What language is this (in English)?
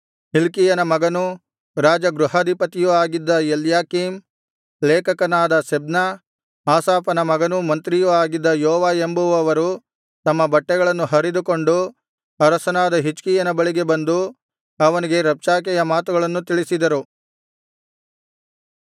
Kannada